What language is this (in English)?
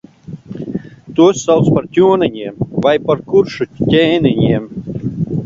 Latvian